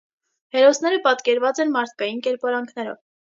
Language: Armenian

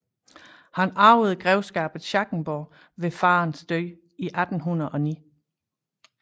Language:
Danish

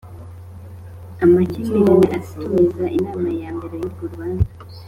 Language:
Kinyarwanda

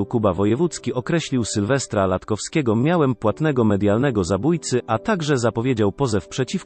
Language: Polish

